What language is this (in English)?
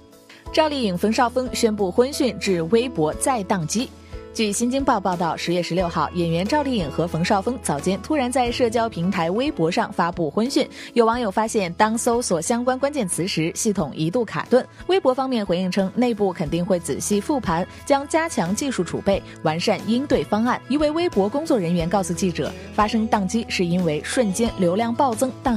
Chinese